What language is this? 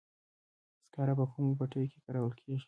Pashto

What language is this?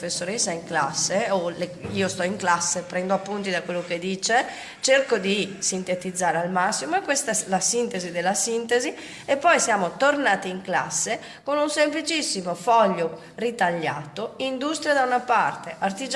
Italian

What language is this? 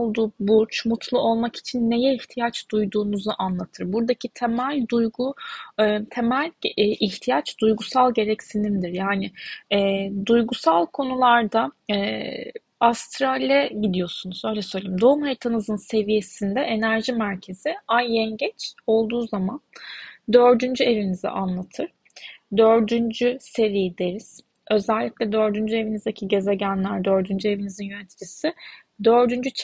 Turkish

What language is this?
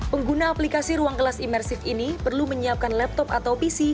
Indonesian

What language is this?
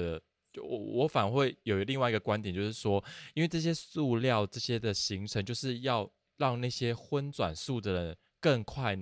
Chinese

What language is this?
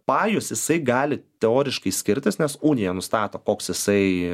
Lithuanian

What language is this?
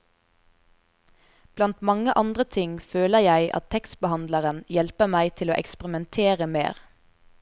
Norwegian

